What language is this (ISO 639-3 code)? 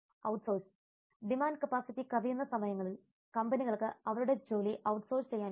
mal